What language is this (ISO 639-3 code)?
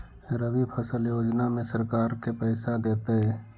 mag